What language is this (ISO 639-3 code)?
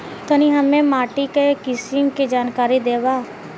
bho